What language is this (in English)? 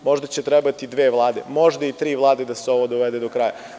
Serbian